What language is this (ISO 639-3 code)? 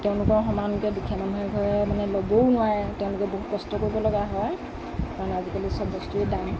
asm